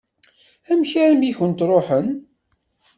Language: Kabyle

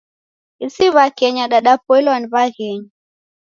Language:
Taita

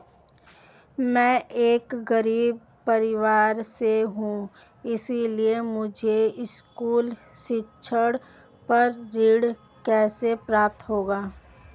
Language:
Hindi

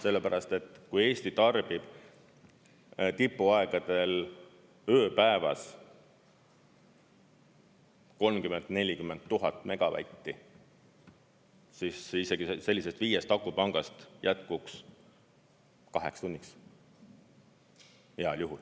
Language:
Estonian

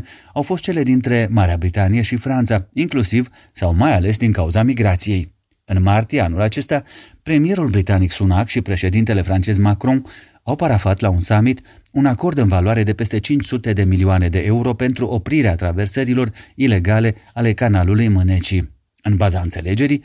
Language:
Romanian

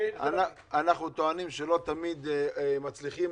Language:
Hebrew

